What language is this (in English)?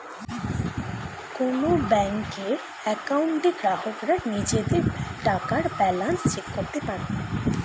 Bangla